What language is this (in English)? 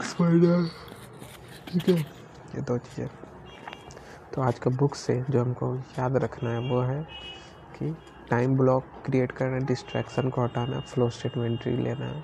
Hindi